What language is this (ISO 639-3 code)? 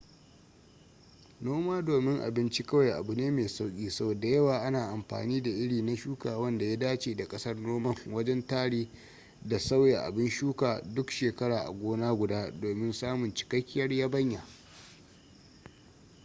hau